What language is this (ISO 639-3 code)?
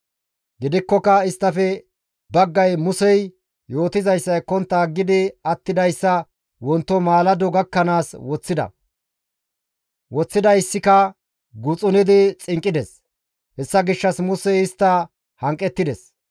gmv